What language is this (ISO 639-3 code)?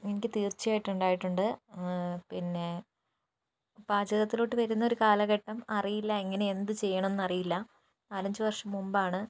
mal